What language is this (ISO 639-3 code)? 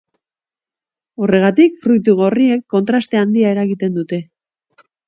eus